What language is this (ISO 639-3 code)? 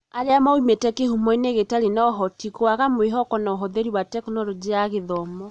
kik